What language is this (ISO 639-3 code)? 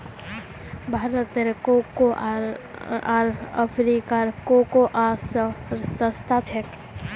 mag